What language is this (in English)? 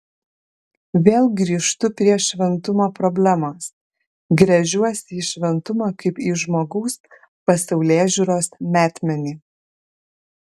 Lithuanian